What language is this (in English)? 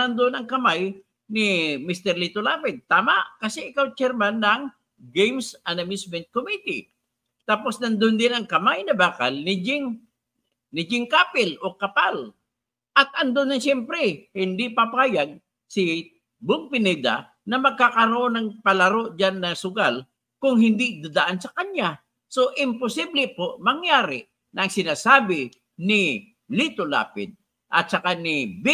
Filipino